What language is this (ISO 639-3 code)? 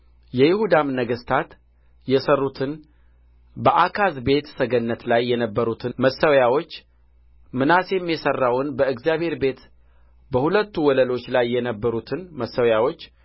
amh